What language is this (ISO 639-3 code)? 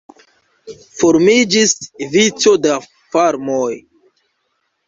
epo